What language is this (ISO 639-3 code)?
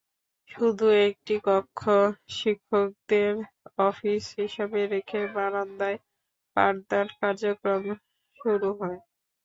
ben